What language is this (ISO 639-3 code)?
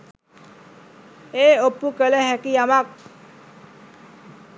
sin